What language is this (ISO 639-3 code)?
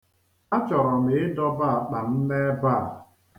ibo